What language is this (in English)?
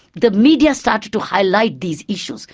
English